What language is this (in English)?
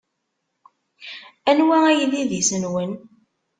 Kabyle